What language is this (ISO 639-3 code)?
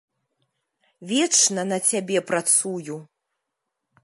bel